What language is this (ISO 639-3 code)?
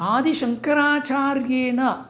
san